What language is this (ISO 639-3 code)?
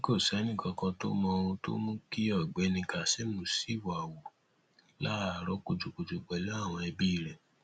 yor